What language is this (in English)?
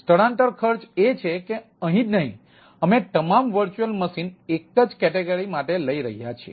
Gujarati